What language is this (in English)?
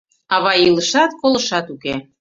Mari